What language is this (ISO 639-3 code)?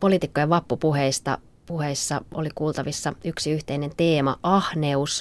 fin